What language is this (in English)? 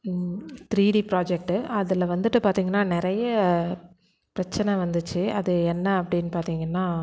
Tamil